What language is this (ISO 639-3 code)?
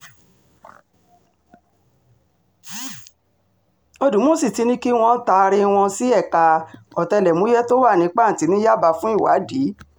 yor